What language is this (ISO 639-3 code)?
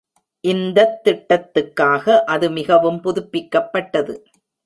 tam